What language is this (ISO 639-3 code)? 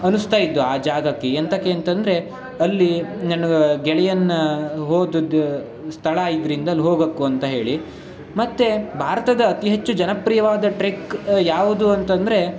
kan